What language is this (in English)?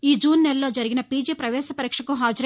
Telugu